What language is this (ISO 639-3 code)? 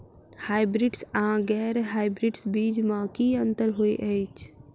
mai